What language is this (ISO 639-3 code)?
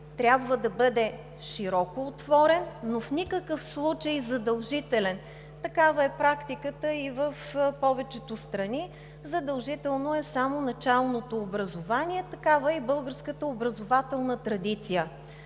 bul